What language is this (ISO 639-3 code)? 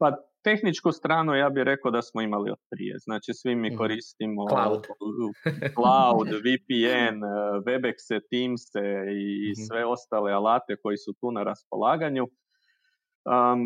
hrv